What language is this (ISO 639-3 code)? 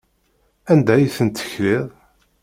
kab